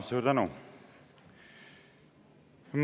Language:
Estonian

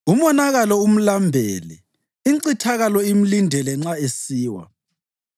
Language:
North Ndebele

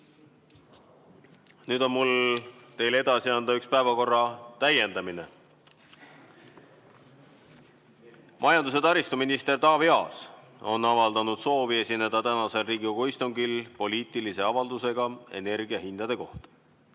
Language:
Estonian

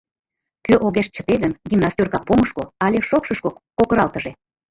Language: Mari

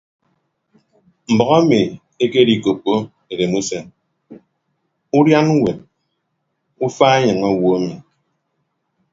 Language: Ibibio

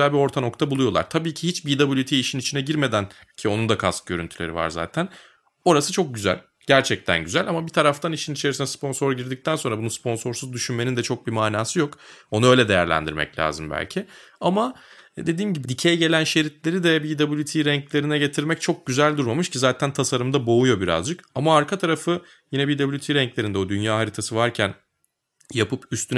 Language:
Turkish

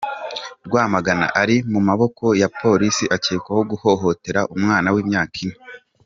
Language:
Kinyarwanda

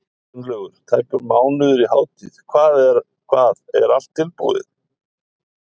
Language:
Icelandic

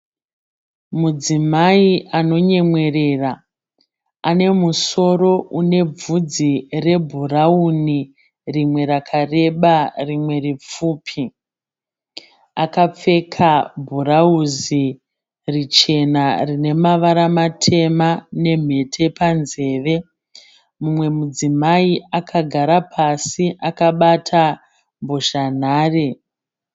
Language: Shona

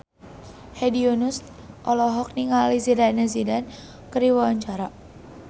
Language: Sundanese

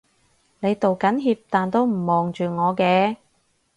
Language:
Cantonese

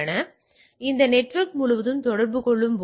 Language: Tamil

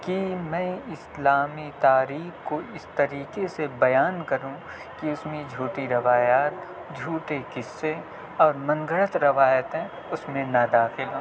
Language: Urdu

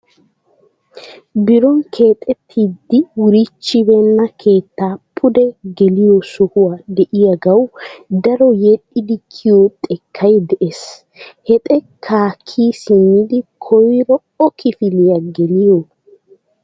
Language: Wolaytta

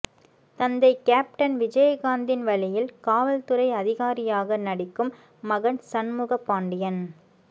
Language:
Tamil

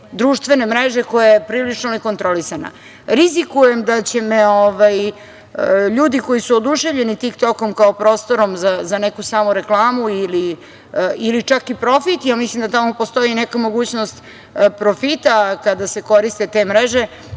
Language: Serbian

